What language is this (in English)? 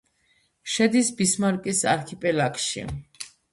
Georgian